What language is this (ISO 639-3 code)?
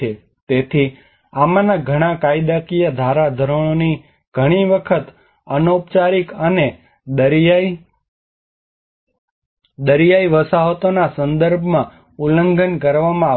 guj